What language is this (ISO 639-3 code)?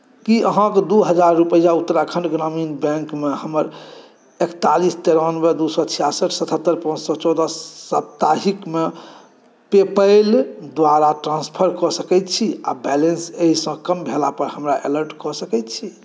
mai